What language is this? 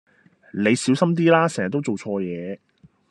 Cantonese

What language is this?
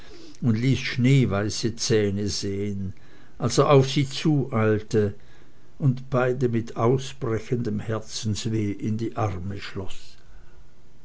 German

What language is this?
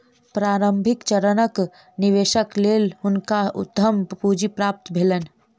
Maithili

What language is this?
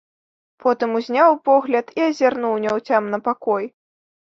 Belarusian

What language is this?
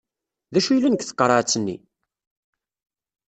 Kabyle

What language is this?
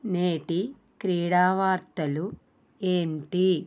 Telugu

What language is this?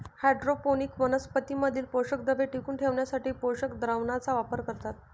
Marathi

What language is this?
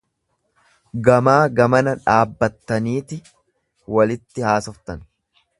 Oromo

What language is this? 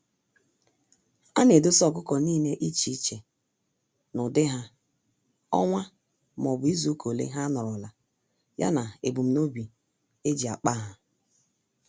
Igbo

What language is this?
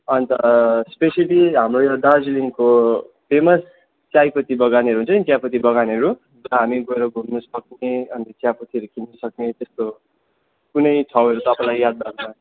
Nepali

